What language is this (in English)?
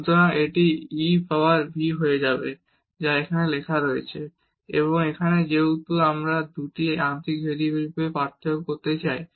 Bangla